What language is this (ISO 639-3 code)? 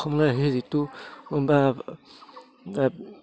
asm